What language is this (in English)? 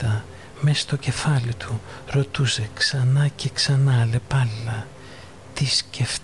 Greek